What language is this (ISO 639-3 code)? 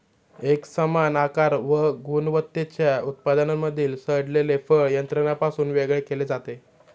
mar